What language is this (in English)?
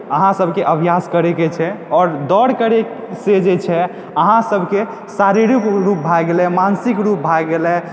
Maithili